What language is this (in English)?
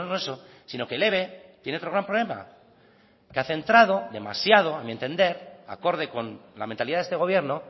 Spanish